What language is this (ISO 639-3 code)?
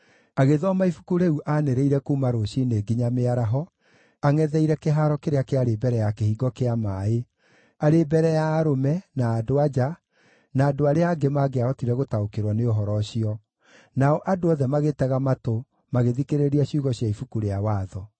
kik